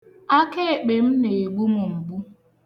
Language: Igbo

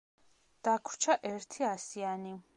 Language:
Georgian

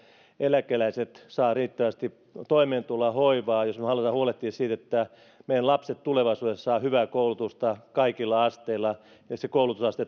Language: Finnish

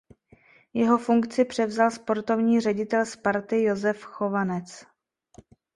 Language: Czech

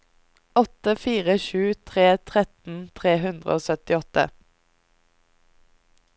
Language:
Norwegian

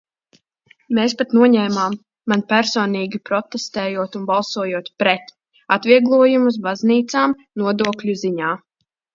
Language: Latvian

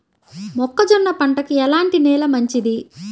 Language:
Telugu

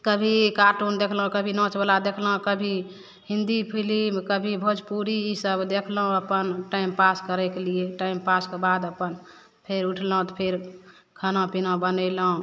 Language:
Maithili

